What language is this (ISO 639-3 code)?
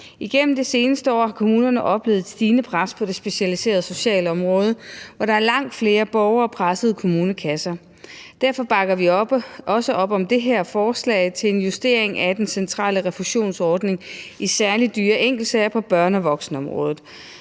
dan